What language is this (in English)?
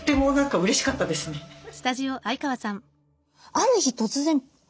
Japanese